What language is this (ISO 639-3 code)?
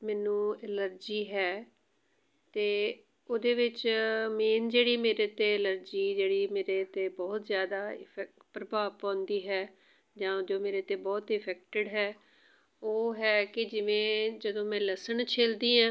pan